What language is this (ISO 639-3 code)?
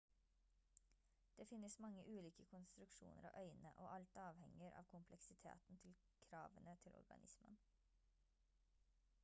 nob